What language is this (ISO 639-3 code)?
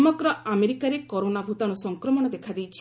ori